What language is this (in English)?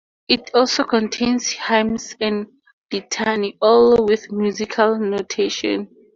English